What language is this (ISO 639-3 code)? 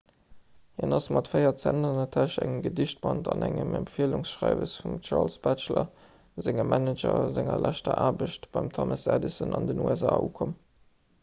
ltz